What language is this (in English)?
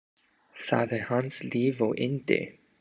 Icelandic